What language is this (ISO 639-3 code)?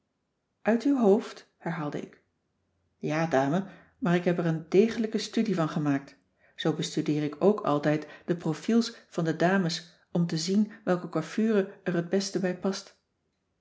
nld